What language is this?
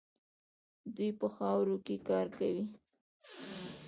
Pashto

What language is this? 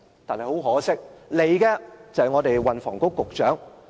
Cantonese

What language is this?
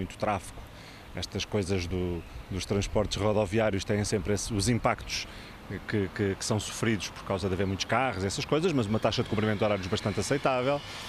Portuguese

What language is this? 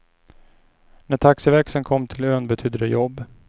Swedish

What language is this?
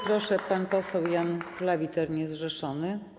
Polish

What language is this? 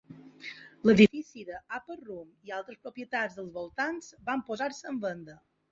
Catalan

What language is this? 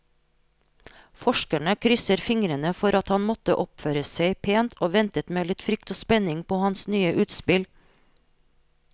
Norwegian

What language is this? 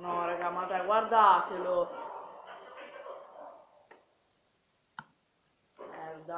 Italian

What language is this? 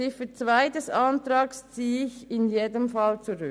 Swiss German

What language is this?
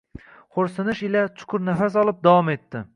Uzbek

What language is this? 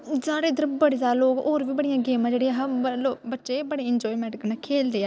Dogri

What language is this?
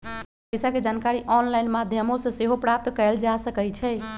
Magahi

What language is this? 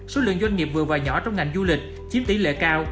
Vietnamese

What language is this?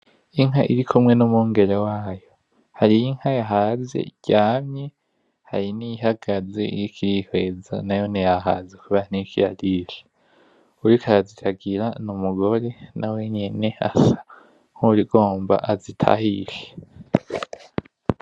Rundi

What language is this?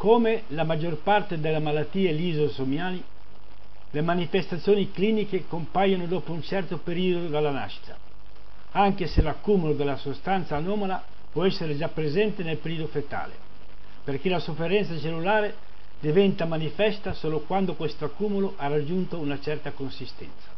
Italian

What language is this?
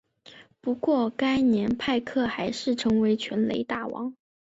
Chinese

